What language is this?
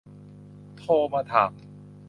Thai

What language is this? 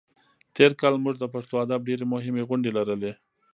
Pashto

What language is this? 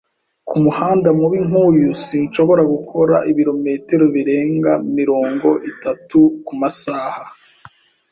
Kinyarwanda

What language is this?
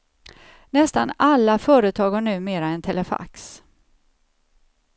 Swedish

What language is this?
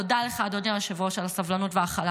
Hebrew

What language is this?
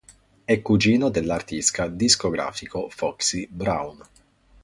Italian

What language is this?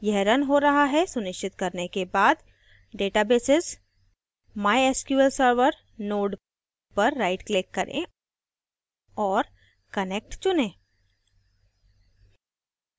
Hindi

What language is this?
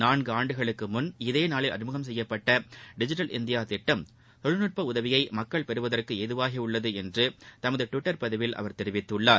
Tamil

